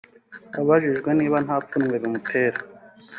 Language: Kinyarwanda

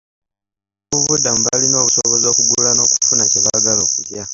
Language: Ganda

